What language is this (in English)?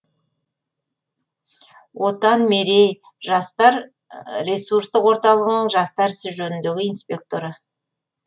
Kazakh